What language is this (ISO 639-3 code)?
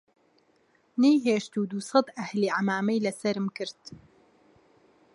ckb